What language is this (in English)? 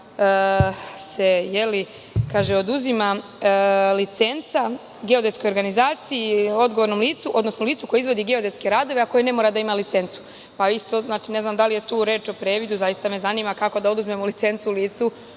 Serbian